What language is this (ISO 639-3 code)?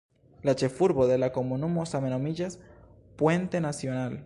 epo